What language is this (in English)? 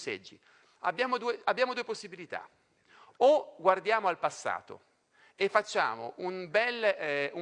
Italian